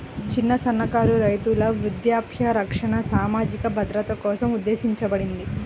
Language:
Telugu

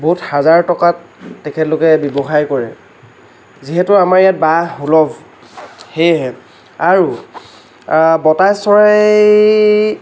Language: Assamese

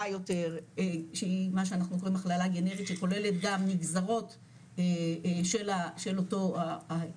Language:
Hebrew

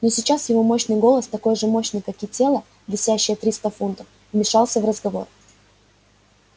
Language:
Russian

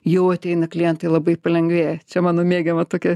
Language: Lithuanian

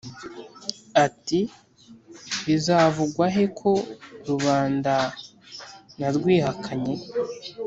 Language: Kinyarwanda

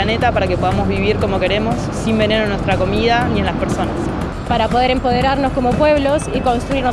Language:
Spanish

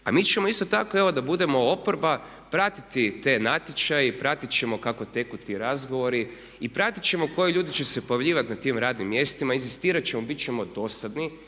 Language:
Croatian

